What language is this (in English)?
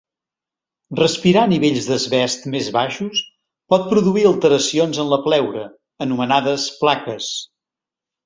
Catalan